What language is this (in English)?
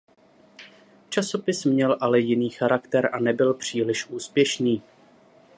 Czech